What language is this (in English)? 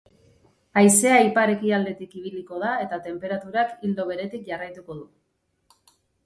Basque